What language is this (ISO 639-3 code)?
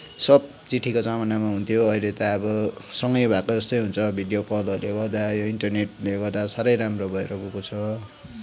nep